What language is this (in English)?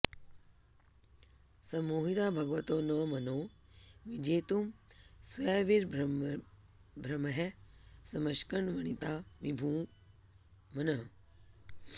Sanskrit